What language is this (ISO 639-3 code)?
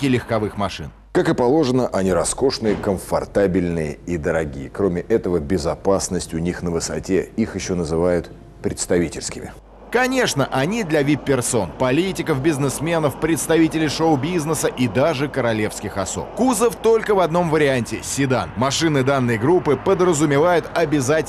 rus